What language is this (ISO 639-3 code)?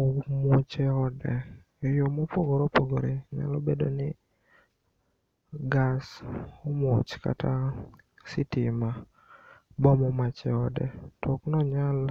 luo